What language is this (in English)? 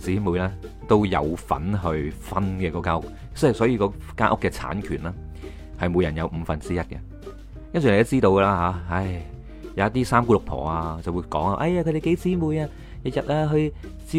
Chinese